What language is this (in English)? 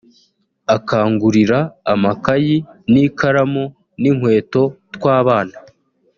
Kinyarwanda